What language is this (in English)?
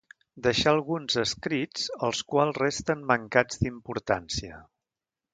Catalan